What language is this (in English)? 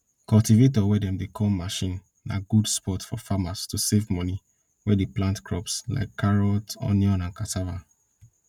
Nigerian Pidgin